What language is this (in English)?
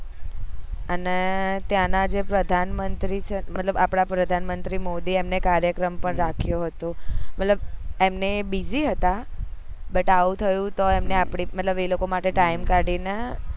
Gujarati